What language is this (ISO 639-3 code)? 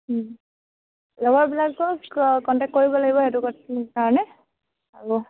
asm